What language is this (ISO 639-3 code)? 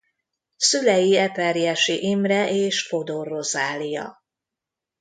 hun